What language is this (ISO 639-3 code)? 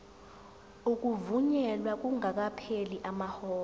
zul